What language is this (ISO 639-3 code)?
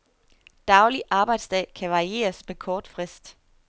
dan